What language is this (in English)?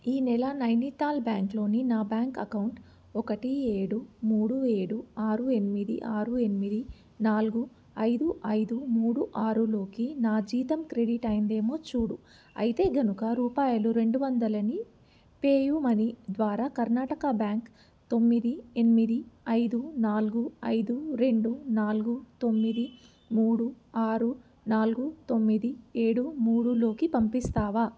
Telugu